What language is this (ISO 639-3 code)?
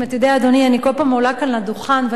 heb